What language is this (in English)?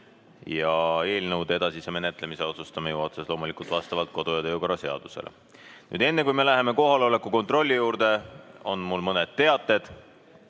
Estonian